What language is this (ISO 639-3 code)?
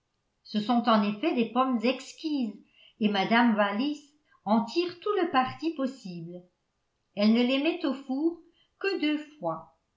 fra